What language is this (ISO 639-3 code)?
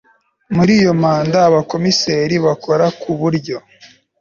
kin